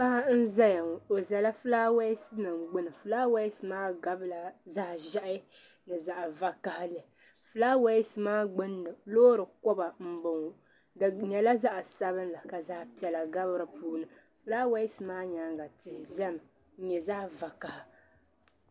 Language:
Dagbani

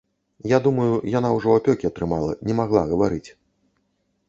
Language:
Belarusian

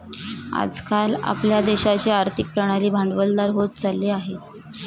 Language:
Marathi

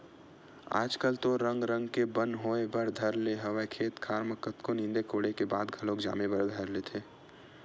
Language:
Chhattisgarhi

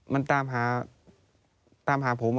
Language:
Thai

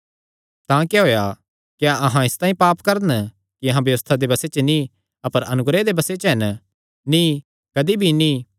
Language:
Kangri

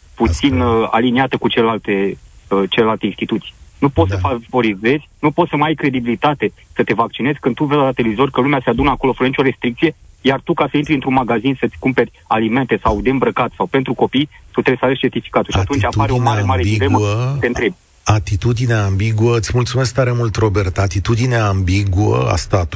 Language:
Romanian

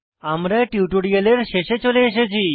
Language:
Bangla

